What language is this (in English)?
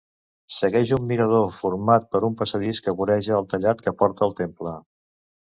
Catalan